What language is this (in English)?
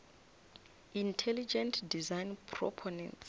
Northern Sotho